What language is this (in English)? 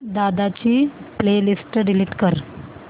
Marathi